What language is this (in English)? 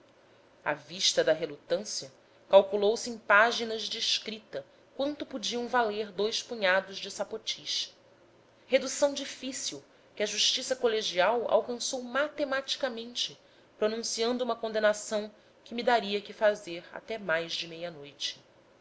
Portuguese